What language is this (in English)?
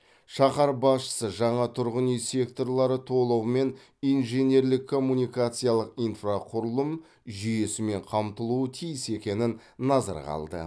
Kazakh